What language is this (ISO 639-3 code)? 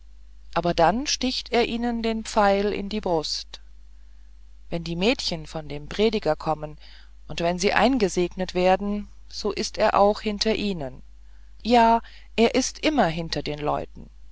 deu